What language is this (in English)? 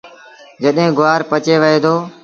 Sindhi Bhil